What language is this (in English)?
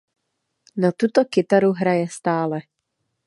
Czech